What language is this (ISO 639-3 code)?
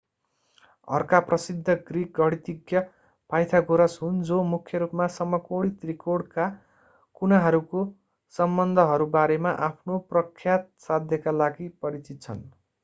nep